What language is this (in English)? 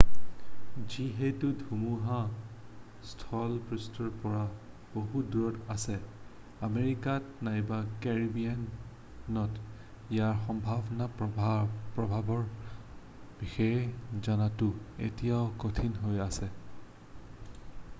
Assamese